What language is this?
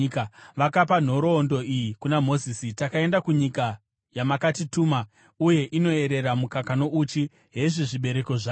Shona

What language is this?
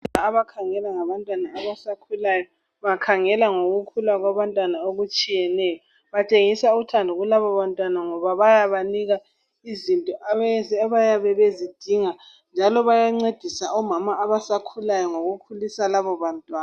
North Ndebele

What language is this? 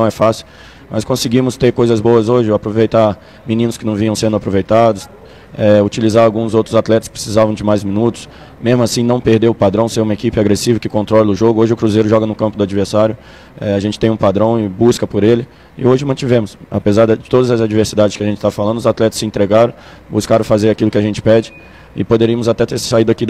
Portuguese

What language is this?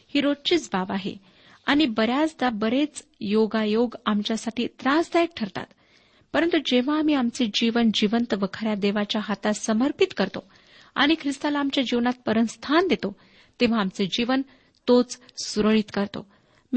Marathi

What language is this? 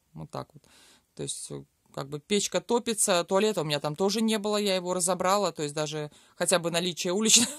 Russian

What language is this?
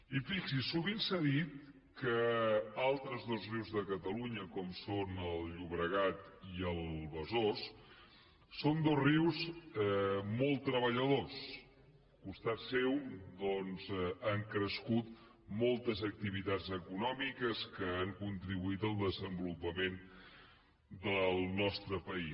Catalan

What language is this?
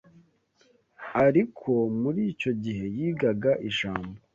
Kinyarwanda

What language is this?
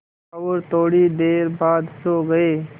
Hindi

